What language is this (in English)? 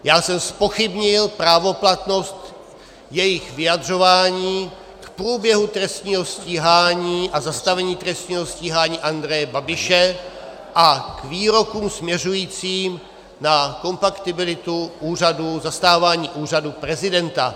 Czech